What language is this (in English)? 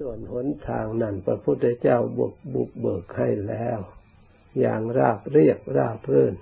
Thai